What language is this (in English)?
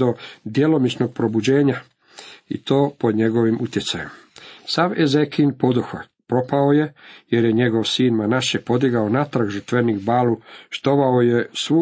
Croatian